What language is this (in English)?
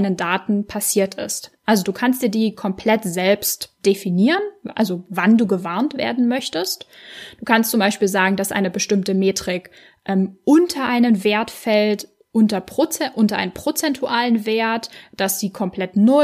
German